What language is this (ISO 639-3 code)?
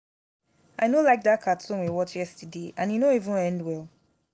pcm